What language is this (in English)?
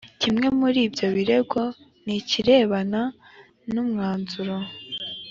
Kinyarwanda